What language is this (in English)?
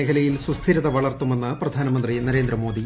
Malayalam